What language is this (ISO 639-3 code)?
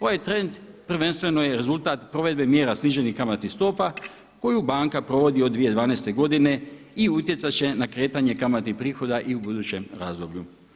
hrv